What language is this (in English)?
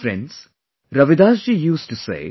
English